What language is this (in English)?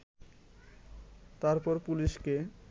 Bangla